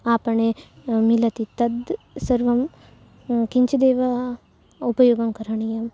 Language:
Sanskrit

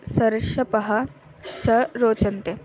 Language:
Sanskrit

